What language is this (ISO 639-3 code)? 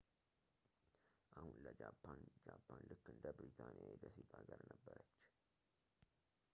amh